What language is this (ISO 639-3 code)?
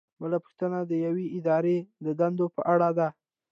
pus